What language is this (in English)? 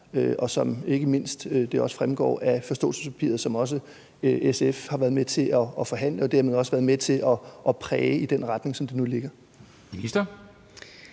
Danish